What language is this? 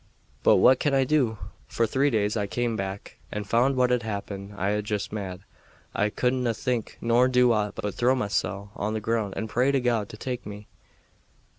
English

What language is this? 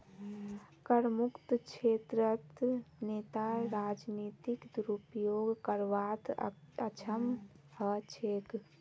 Magahi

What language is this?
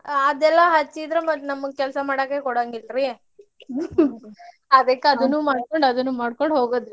Kannada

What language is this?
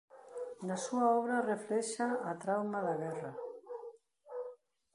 Galician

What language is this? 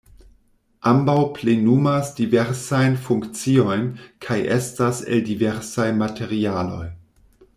Esperanto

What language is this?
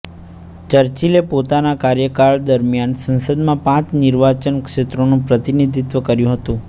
Gujarati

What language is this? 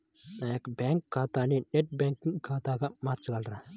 Telugu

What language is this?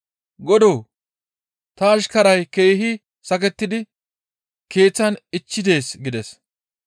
Gamo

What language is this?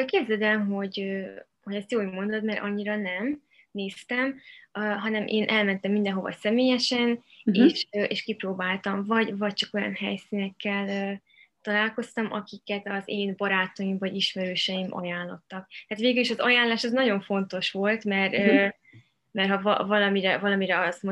Hungarian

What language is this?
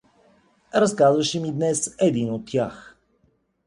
Bulgarian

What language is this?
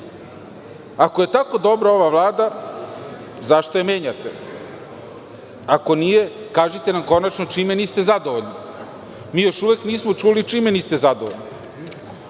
Serbian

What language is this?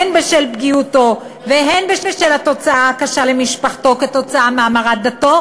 Hebrew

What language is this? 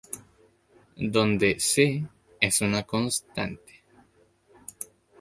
Spanish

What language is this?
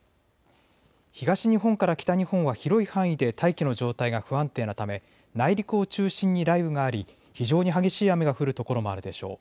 Japanese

